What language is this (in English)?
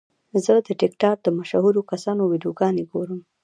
Pashto